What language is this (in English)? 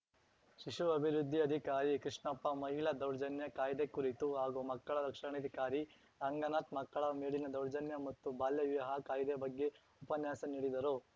Kannada